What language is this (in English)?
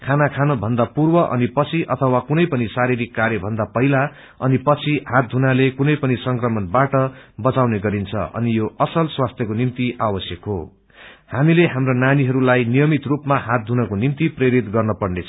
Nepali